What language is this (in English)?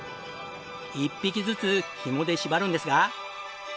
Japanese